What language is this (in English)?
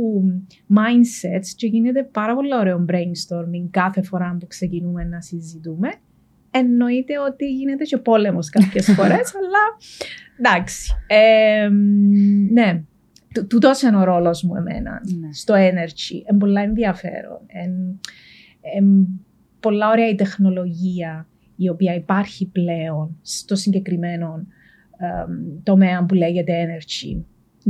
Greek